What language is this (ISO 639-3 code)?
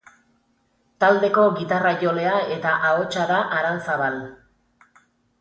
eus